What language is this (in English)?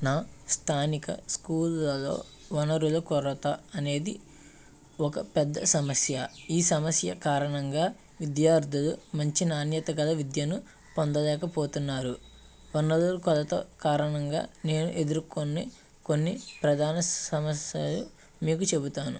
Telugu